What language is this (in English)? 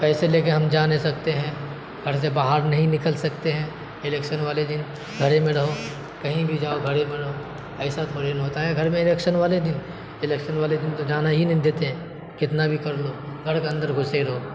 Urdu